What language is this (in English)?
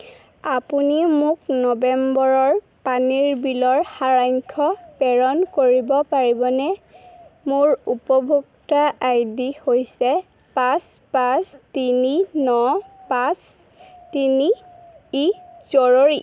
Assamese